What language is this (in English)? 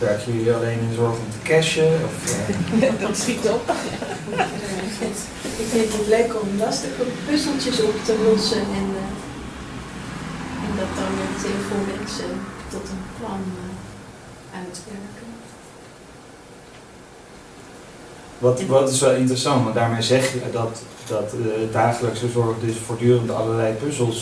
Dutch